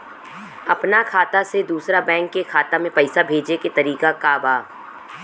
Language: Bhojpuri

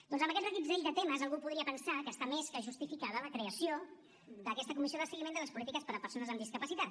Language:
Catalan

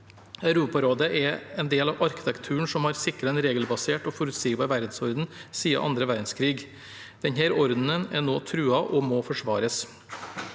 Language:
Norwegian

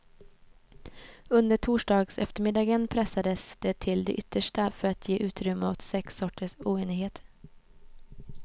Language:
Swedish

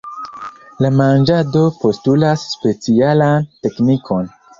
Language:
Esperanto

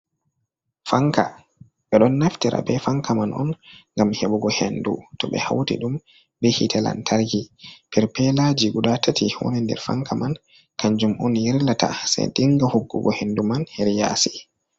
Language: Fula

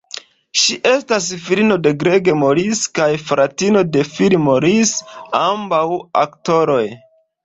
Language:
Esperanto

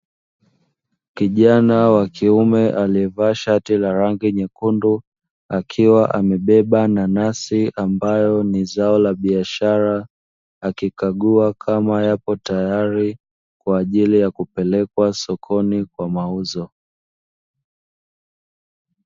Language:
Swahili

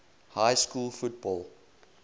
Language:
English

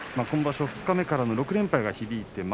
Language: Japanese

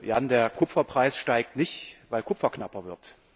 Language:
German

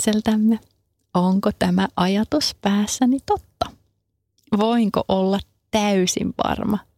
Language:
Finnish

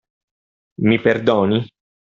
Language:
Italian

